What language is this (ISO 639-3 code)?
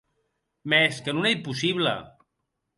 oci